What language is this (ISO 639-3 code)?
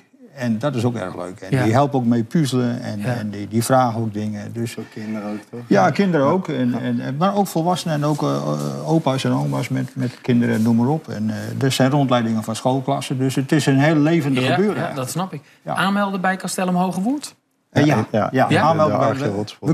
nld